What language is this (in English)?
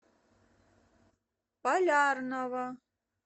Russian